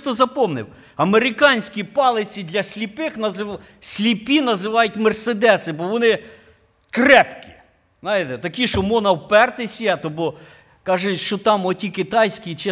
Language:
Ukrainian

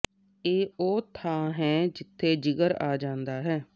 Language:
Punjabi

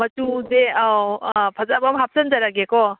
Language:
Manipuri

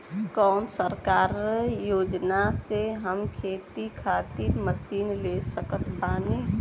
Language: Bhojpuri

